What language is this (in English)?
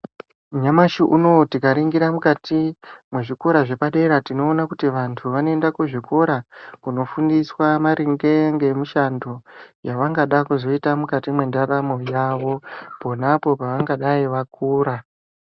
Ndau